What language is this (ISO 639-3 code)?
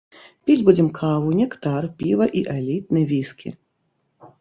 bel